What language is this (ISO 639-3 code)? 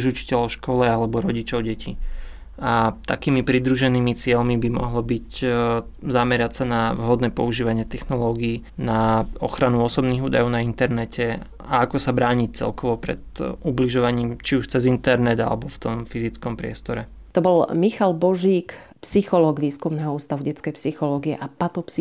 slk